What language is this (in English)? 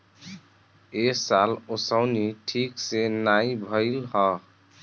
Bhojpuri